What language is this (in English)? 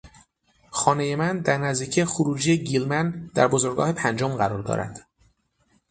Persian